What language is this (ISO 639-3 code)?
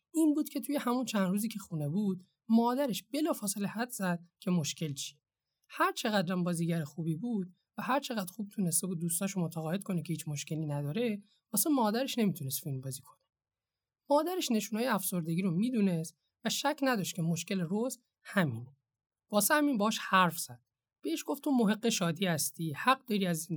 fas